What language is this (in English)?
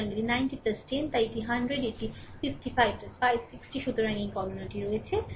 Bangla